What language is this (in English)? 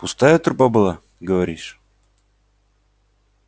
Russian